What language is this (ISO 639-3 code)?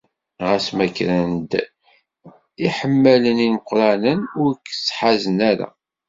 kab